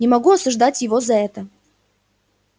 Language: Russian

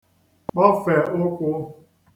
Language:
Igbo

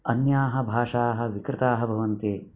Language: Sanskrit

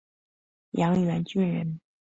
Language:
Chinese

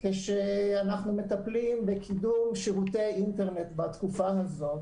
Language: Hebrew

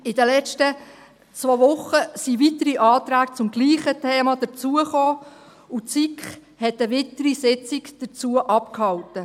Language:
Swiss German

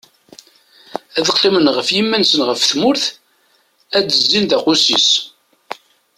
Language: Kabyle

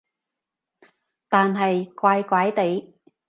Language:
Cantonese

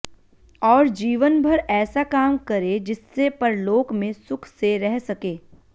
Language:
Sanskrit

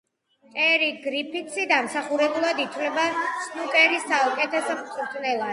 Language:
Georgian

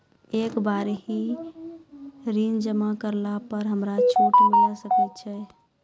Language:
Maithili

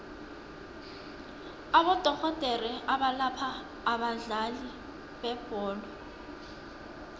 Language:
South Ndebele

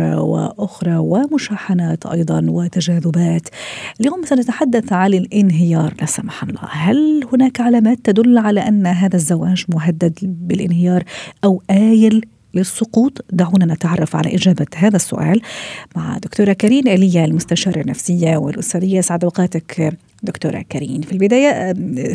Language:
Arabic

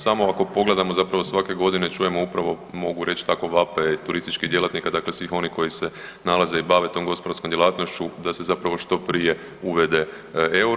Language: Croatian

